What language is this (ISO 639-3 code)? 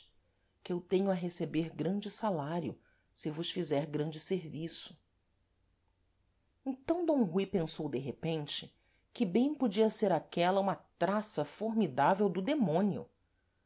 por